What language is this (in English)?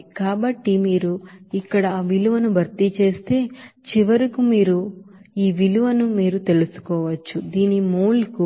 Telugu